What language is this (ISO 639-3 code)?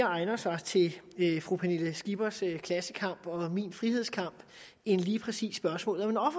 dan